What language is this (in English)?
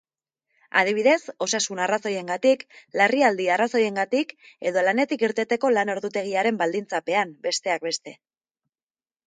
Basque